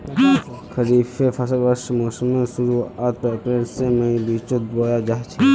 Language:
Magahi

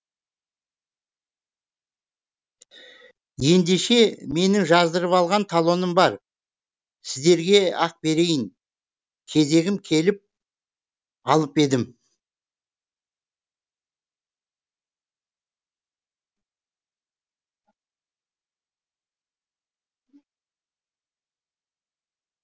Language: Kazakh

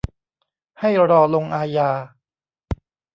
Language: Thai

